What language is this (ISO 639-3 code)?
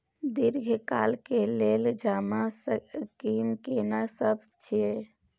mai